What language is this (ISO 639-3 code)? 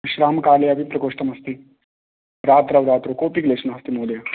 san